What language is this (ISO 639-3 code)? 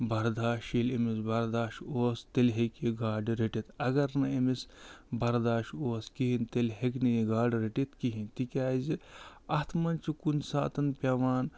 kas